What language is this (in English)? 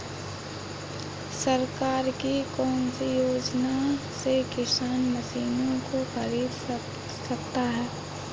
Hindi